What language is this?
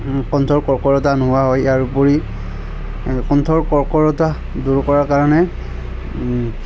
Assamese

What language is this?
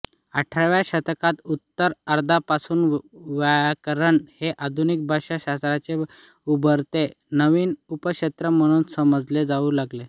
Marathi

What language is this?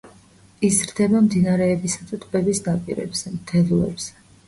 Georgian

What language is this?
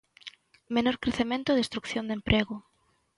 Galician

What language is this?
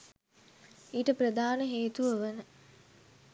Sinhala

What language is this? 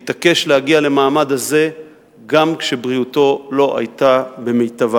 Hebrew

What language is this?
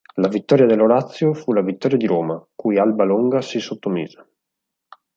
Italian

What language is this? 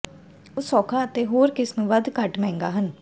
Punjabi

